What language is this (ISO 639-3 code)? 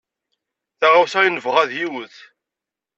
kab